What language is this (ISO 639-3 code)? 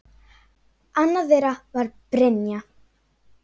isl